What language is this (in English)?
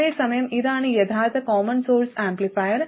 Malayalam